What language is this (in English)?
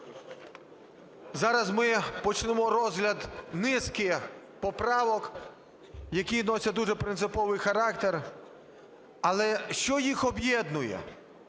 Ukrainian